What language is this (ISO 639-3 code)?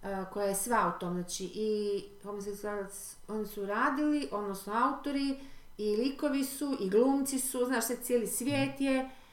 hrv